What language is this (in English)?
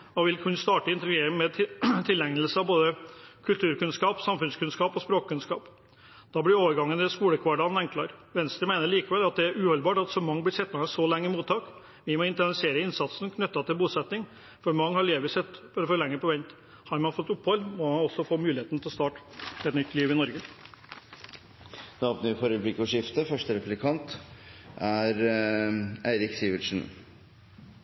Norwegian Bokmål